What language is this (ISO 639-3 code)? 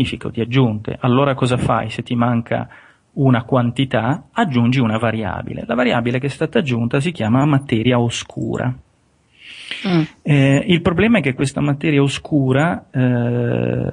ita